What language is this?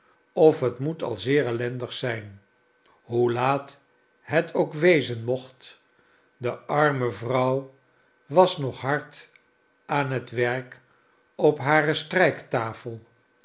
Dutch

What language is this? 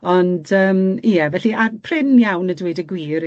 Welsh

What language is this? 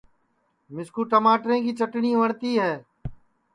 Sansi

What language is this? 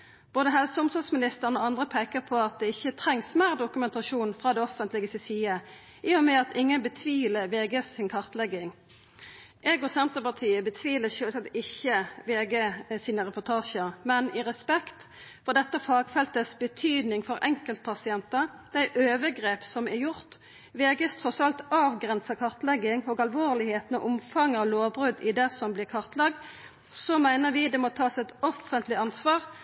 Norwegian Nynorsk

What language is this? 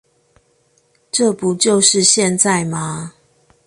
Chinese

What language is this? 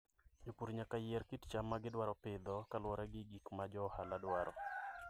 Luo (Kenya and Tanzania)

